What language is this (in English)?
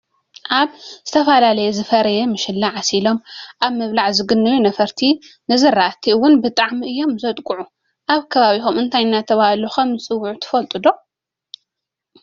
Tigrinya